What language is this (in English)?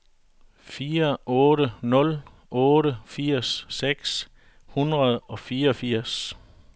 Danish